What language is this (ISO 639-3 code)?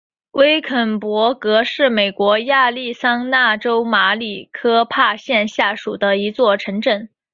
zho